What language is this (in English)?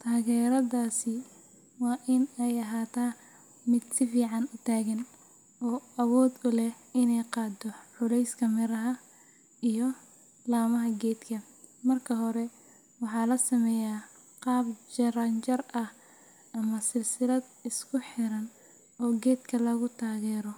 Somali